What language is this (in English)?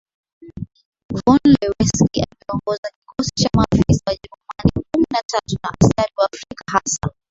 Swahili